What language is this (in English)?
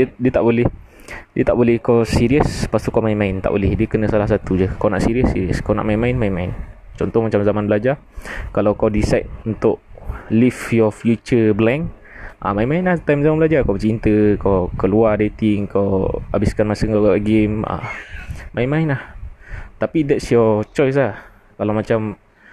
Malay